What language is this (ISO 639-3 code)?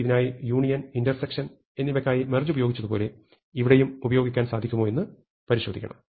mal